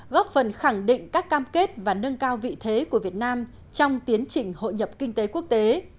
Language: Vietnamese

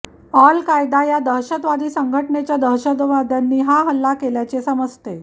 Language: Marathi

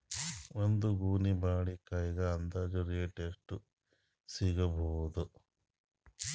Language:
Kannada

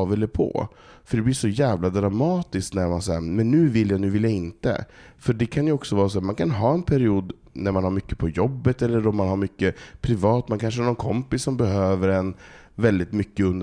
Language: Swedish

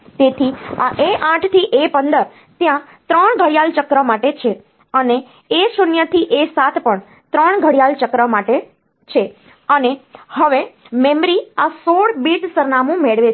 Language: Gujarati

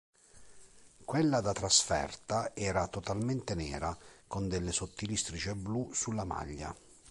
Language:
Italian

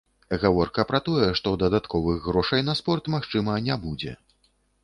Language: Belarusian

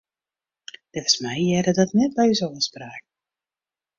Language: Western Frisian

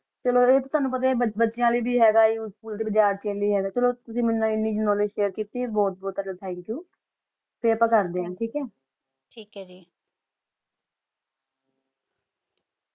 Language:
Punjabi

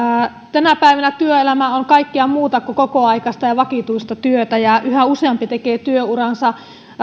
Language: Finnish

